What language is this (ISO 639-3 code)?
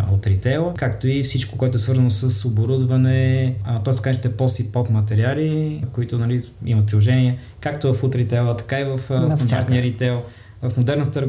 bul